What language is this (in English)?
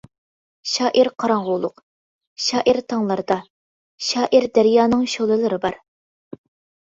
Uyghur